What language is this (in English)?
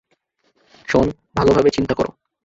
Bangla